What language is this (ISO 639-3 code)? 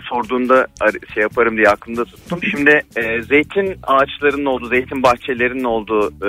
tur